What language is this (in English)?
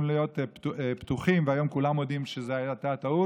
Hebrew